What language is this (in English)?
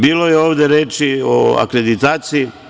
Serbian